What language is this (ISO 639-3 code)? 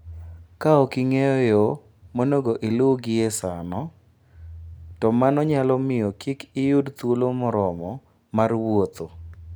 luo